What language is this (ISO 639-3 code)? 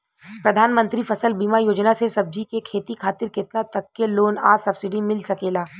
bho